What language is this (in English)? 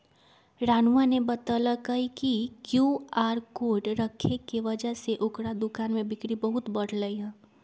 Magahi